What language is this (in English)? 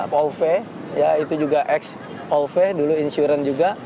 Indonesian